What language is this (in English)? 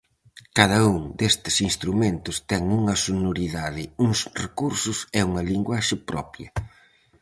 Galician